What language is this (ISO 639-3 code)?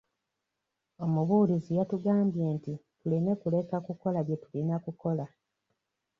lug